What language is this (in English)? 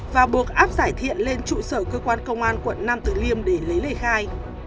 Vietnamese